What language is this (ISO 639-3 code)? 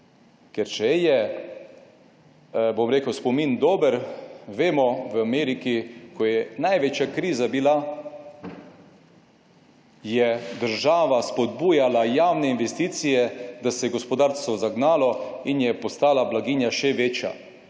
slv